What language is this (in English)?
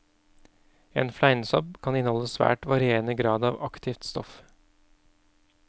Norwegian